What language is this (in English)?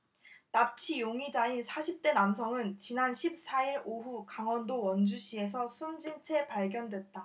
Korean